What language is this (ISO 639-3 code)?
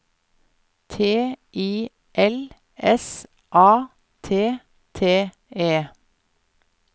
nor